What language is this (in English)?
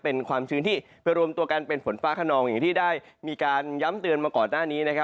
Thai